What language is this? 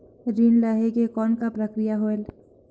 Chhattisgarhi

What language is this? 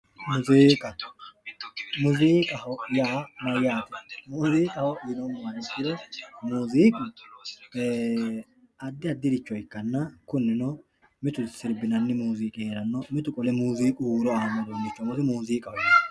Sidamo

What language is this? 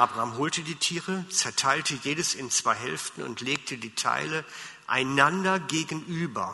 German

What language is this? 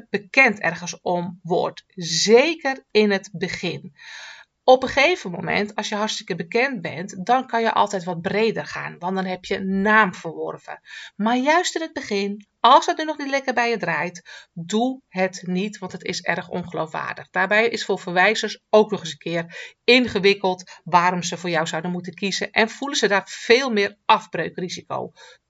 Dutch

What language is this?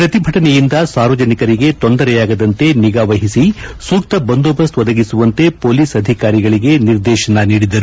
Kannada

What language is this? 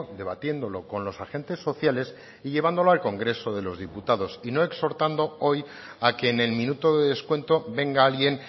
Spanish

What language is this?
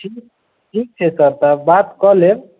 Maithili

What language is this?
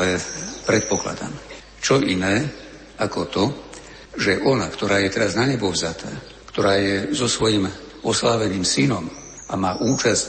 Slovak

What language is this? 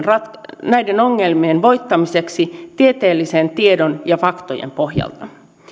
Finnish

